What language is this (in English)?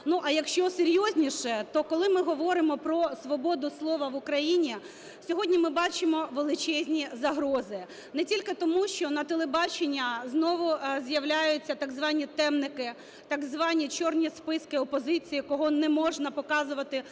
Ukrainian